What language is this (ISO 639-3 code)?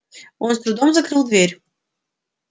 rus